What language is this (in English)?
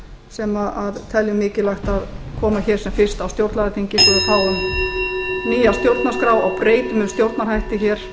Icelandic